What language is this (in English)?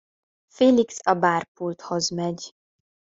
Hungarian